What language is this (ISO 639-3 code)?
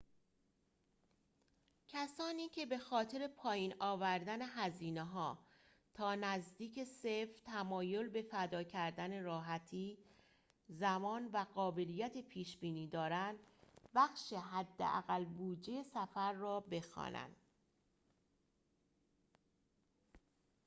fas